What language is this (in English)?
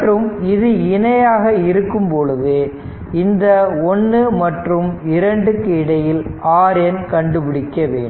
Tamil